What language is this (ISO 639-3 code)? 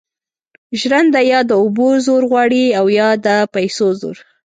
pus